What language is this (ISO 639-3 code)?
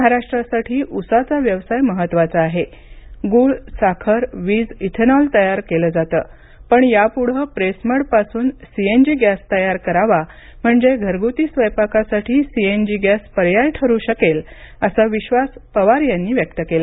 mar